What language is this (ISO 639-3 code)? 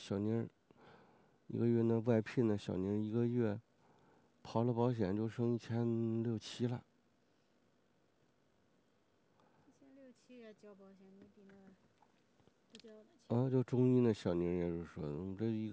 zho